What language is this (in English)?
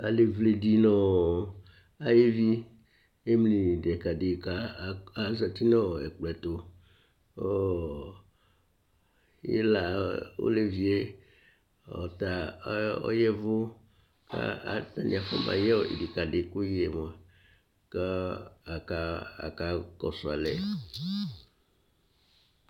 Ikposo